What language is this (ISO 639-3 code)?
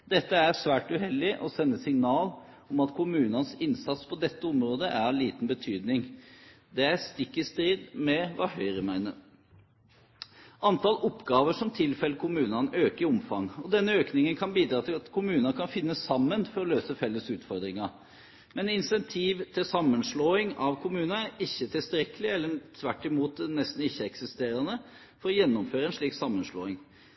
nob